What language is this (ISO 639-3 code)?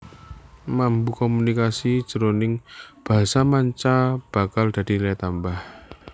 jav